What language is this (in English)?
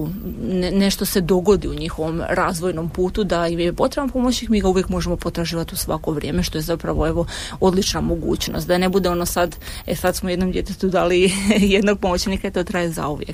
Croatian